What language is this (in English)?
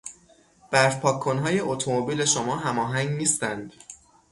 Persian